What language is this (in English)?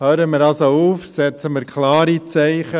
Swiss German